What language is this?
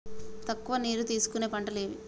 Telugu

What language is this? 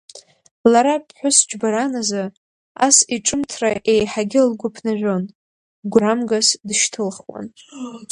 Abkhazian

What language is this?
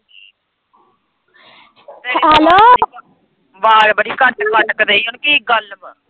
Punjabi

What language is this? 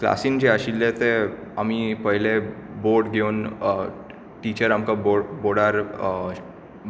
Konkani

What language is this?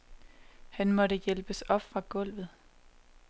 Danish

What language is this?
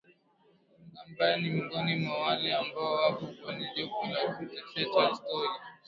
Swahili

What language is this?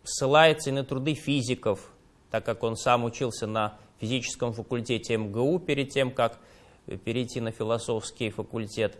Russian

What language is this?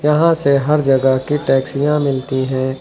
Hindi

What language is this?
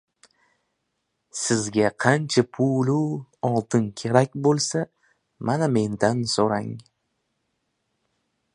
Uzbek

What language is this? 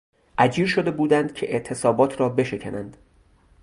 Persian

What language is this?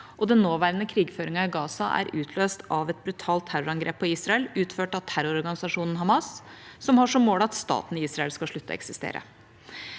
Norwegian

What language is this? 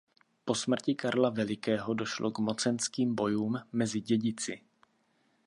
Czech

